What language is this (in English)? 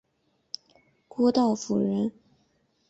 Chinese